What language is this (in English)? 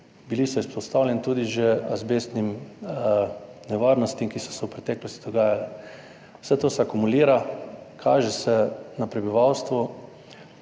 Slovenian